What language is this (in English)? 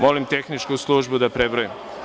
Serbian